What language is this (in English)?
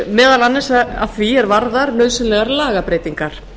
Icelandic